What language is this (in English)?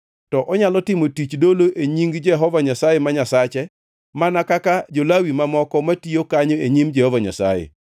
Luo (Kenya and Tanzania)